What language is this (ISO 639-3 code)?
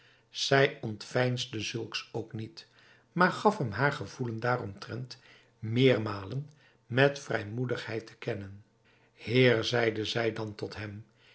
nld